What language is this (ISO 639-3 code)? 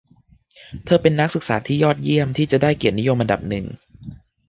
tha